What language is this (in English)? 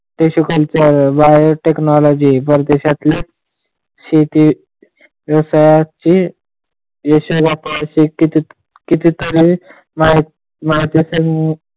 Marathi